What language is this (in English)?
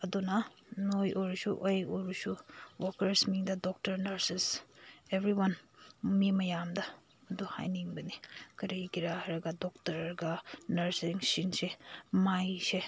Manipuri